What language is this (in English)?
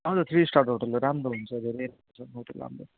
Nepali